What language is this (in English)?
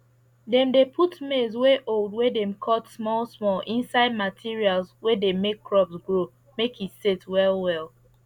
Nigerian Pidgin